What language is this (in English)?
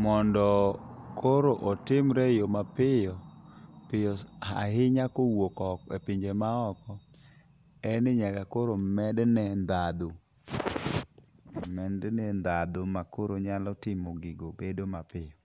Luo (Kenya and Tanzania)